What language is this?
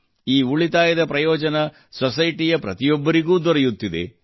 Kannada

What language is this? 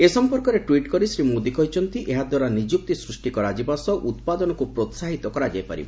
Odia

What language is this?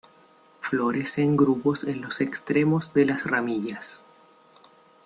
Spanish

